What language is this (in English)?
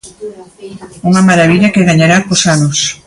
Galician